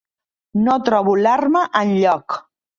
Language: Catalan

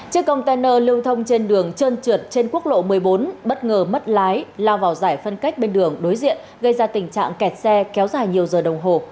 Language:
Vietnamese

